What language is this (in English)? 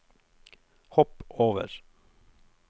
Norwegian